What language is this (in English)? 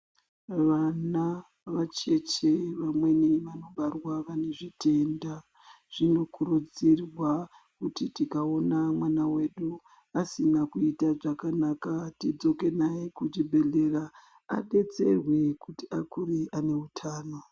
Ndau